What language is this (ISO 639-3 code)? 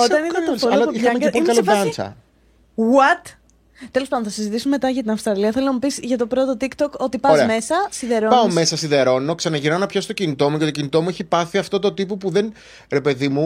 ell